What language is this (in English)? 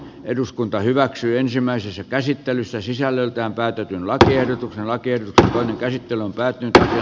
Finnish